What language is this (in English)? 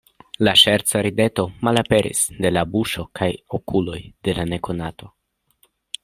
Esperanto